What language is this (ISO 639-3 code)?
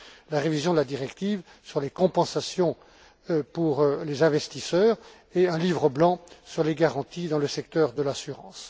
fra